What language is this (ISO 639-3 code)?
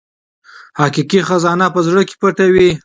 pus